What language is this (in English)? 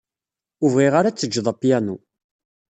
Kabyle